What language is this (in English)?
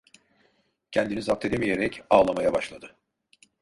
Turkish